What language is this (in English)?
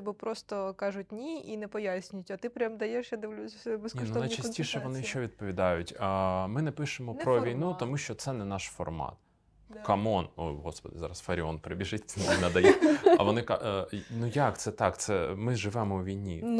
Ukrainian